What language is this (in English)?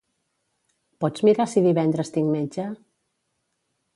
Catalan